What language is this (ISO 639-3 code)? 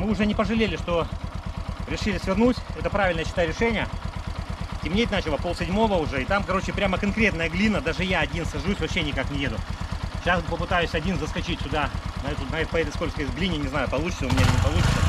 rus